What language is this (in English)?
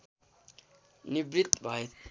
Nepali